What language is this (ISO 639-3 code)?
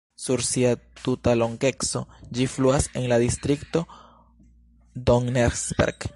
epo